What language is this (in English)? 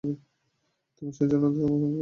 Bangla